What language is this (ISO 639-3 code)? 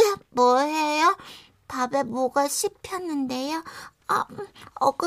kor